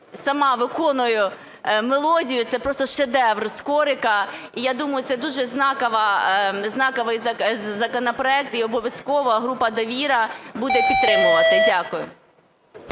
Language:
Ukrainian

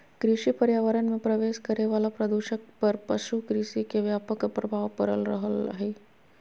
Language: Magahi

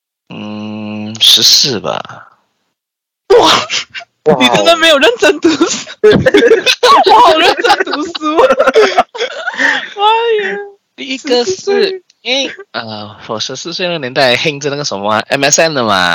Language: Chinese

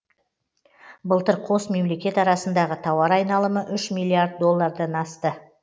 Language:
Kazakh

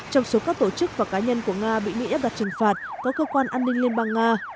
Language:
Vietnamese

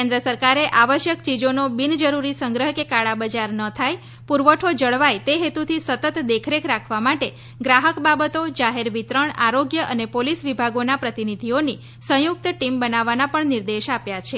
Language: Gujarati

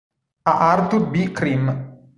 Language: Italian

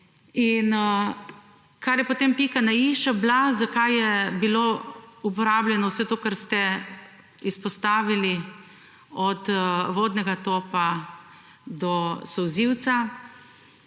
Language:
Slovenian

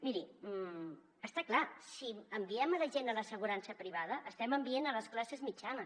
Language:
Catalan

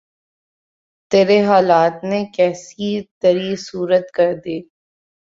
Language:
Urdu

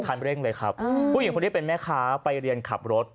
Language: Thai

